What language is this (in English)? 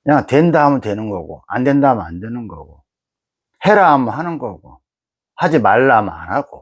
Korean